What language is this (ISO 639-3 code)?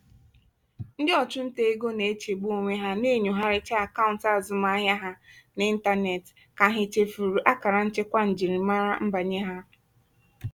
ibo